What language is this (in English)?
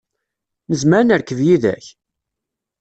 Kabyle